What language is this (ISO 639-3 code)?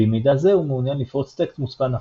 heb